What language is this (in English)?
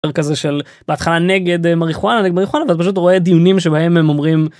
Hebrew